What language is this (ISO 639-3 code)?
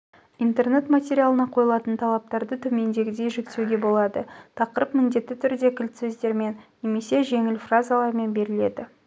kaz